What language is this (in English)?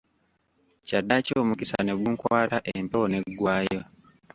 Ganda